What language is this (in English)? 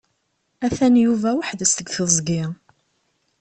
Kabyle